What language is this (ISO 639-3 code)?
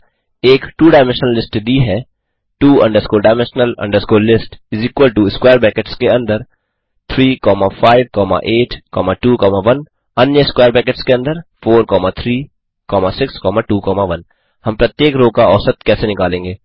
hin